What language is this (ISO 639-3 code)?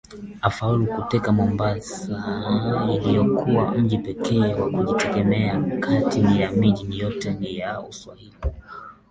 swa